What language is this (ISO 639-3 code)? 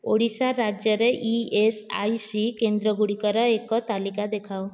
ori